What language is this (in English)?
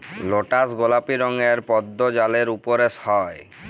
Bangla